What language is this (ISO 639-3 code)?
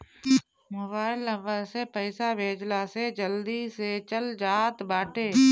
bho